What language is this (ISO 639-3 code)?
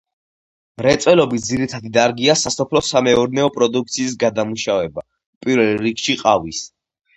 kat